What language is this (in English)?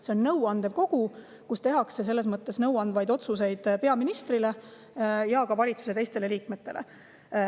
Estonian